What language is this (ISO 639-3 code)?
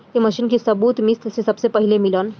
bho